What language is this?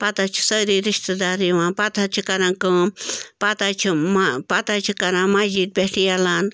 Kashmiri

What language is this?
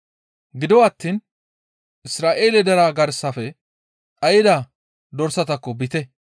Gamo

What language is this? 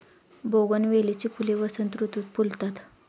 Marathi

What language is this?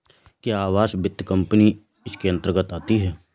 Hindi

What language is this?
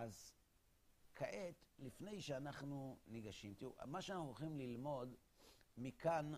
Hebrew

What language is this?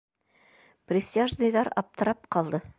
Bashkir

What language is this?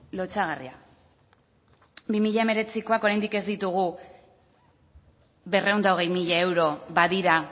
Basque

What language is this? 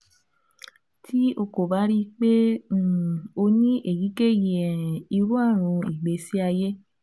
Yoruba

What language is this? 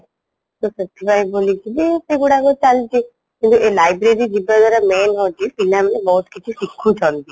Odia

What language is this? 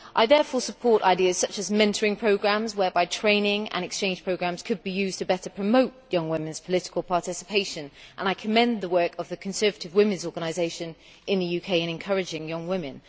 English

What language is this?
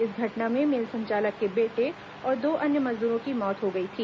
Hindi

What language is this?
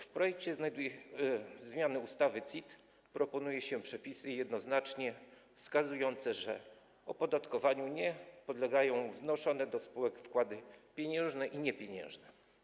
Polish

